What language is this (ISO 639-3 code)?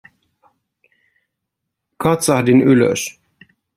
fin